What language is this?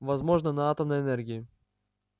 Russian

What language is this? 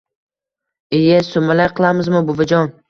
Uzbek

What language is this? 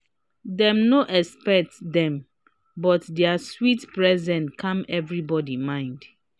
Nigerian Pidgin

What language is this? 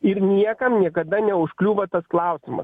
Lithuanian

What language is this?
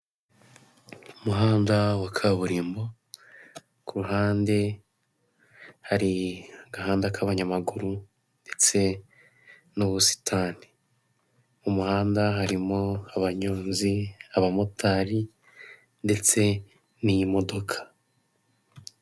Kinyarwanda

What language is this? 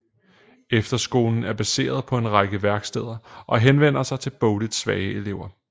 Danish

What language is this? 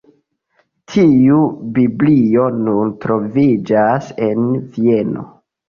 Esperanto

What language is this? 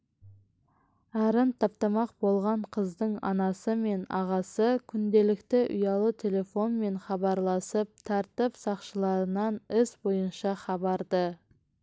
Kazakh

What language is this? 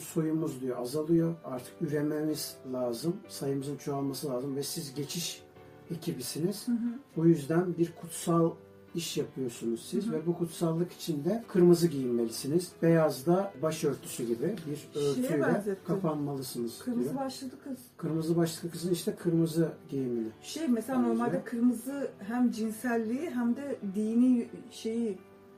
Turkish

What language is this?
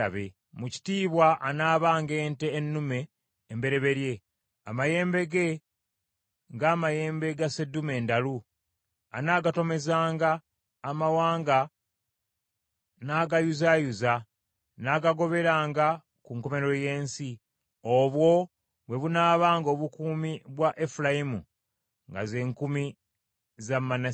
Ganda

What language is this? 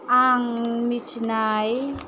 Bodo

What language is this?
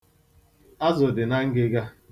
Igbo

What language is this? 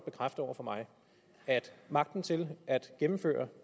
Danish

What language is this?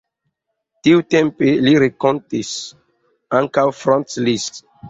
Esperanto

